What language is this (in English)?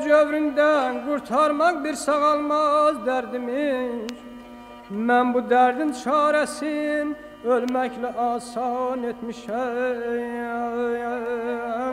Arabic